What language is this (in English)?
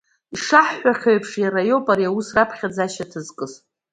Abkhazian